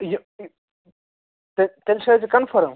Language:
Kashmiri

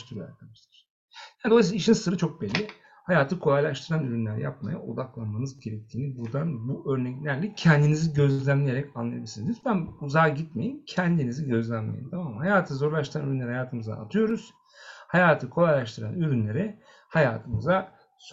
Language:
Turkish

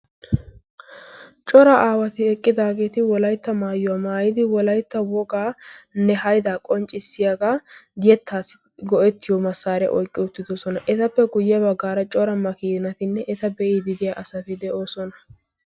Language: Wolaytta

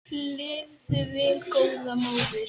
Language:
Icelandic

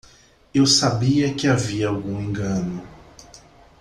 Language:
Portuguese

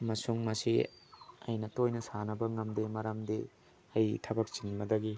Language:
Manipuri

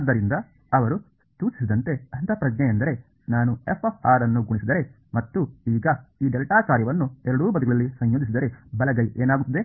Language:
Kannada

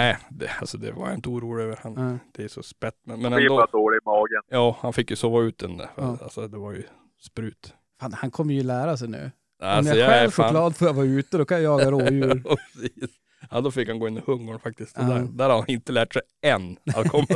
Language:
Swedish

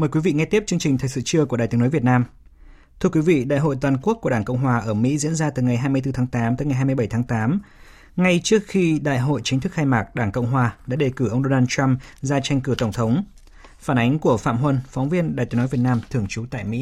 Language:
Vietnamese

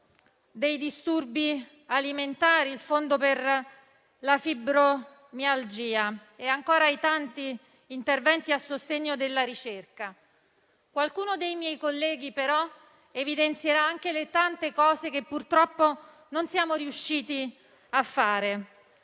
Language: Italian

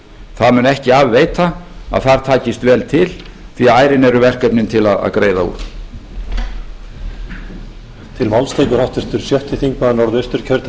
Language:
Icelandic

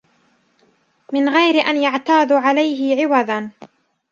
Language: Arabic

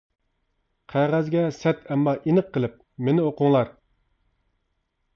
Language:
Uyghur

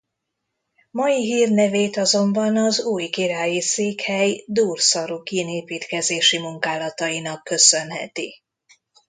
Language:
Hungarian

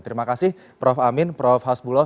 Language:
Indonesian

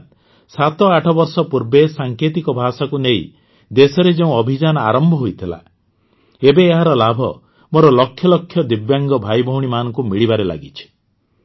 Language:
Odia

